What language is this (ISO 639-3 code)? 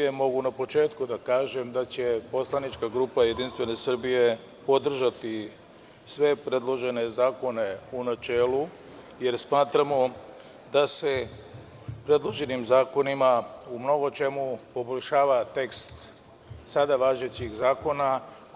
srp